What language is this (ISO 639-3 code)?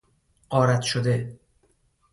fas